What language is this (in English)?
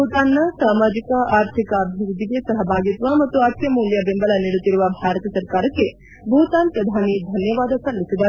Kannada